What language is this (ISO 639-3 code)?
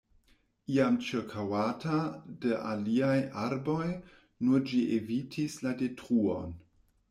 epo